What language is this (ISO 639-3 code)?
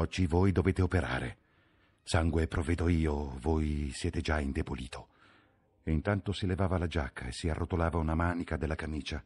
ita